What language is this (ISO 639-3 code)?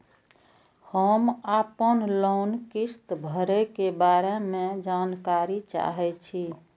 mai